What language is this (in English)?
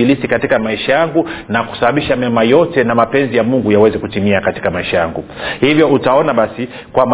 Swahili